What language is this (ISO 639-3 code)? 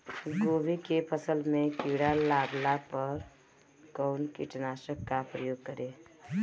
bho